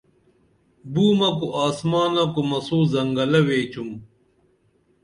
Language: Dameli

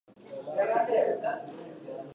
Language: Pashto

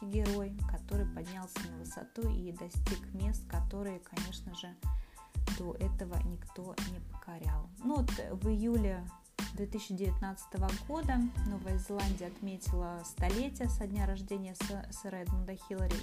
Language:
Russian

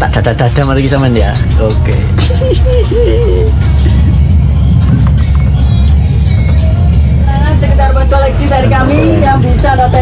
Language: Indonesian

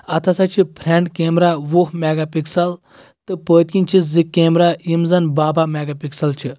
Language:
Kashmiri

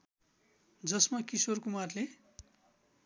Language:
Nepali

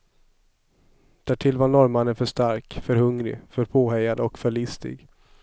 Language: Swedish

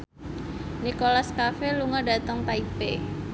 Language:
Javanese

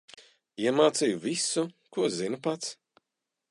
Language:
Latvian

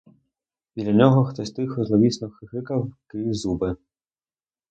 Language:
Ukrainian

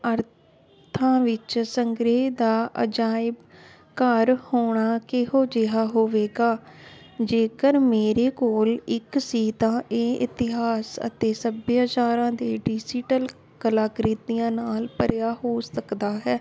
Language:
Punjabi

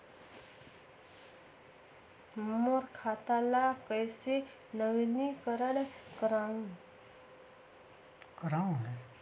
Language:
Chhattisgarhi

